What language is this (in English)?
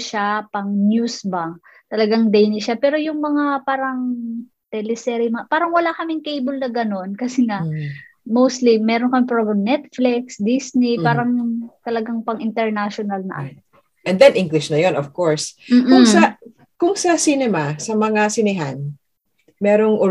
Filipino